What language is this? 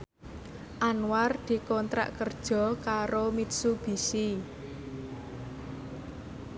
Javanese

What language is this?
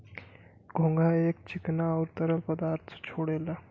Bhojpuri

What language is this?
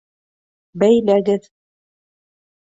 Bashkir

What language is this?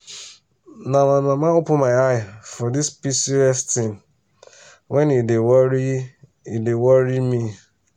Nigerian Pidgin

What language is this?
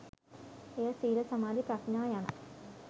Sinhala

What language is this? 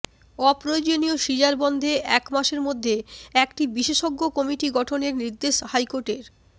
Bangla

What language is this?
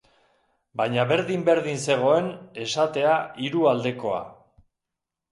Basque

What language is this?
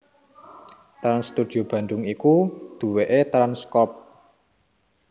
Javanese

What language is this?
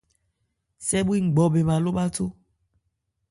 Ebrié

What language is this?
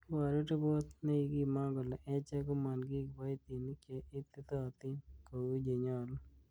Kalenjin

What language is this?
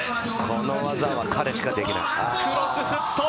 Japanese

